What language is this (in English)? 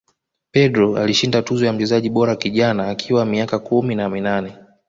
Swahili